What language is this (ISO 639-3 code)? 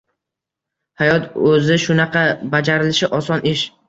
uzb